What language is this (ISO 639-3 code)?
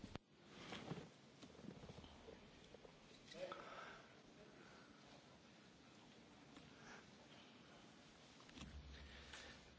pol